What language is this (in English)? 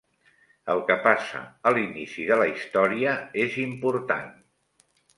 Catalan